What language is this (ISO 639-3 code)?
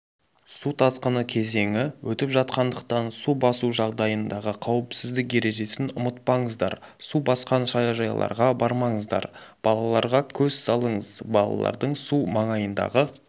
kaz